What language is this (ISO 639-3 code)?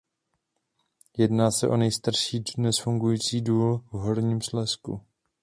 ces